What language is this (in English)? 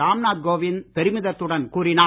Tamil